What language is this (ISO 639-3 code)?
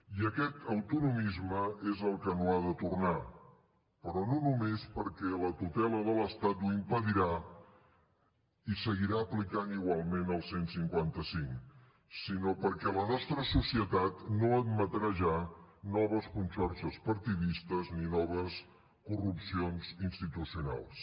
cat